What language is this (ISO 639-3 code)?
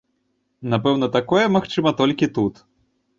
bel